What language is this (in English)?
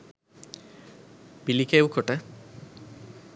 Sinhala